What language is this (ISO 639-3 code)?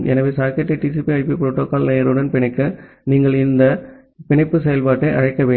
tam